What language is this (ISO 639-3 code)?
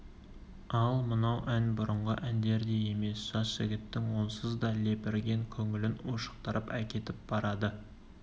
kaz